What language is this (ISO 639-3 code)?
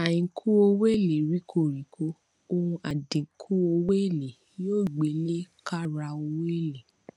yor